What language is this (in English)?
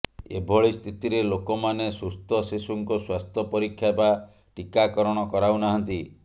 Odia